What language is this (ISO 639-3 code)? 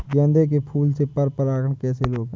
hin